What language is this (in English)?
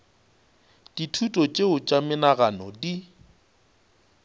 Northern Sotho